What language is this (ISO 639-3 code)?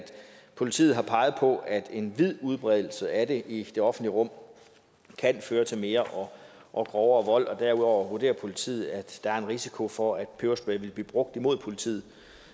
dan